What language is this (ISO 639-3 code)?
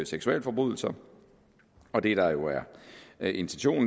dan